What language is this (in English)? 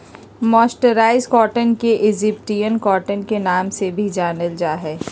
Magahi